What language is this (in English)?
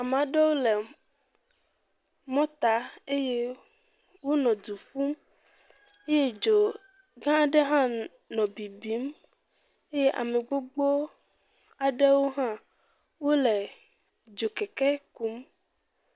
Ewe